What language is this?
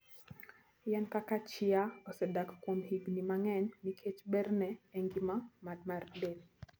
Luo (Kenya and Tanzania)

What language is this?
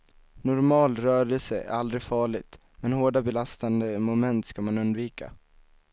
Swedish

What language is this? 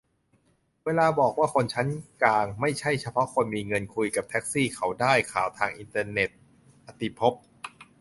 Thai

